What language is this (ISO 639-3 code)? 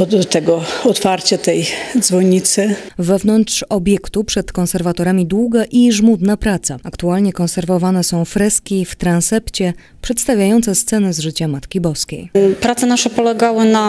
pol